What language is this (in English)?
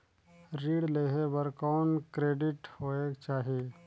Chhattisgarhi